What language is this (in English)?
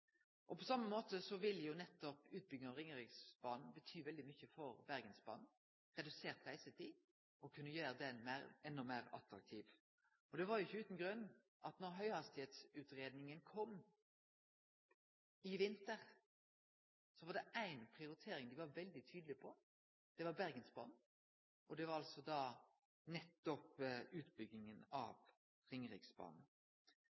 Norwegian Nynorsk